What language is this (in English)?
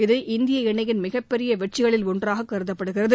Tamil